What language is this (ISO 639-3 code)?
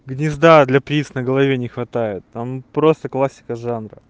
rus